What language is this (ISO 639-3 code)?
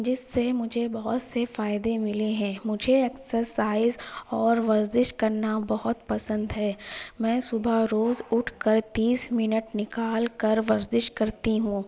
urd